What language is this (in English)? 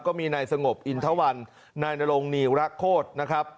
Thai